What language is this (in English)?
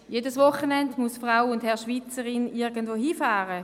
Swiss German